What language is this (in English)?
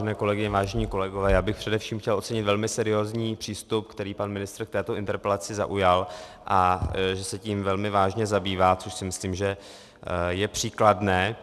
Czech